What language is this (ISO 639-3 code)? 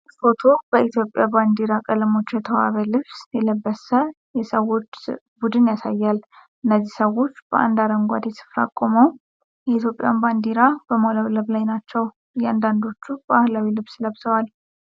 amh